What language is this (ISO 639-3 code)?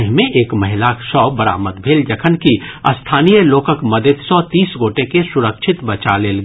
mai